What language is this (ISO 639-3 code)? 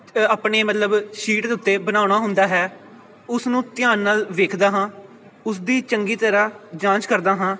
pan